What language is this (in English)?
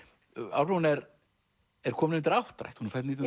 Icelandic